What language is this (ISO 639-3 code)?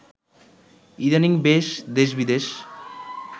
ben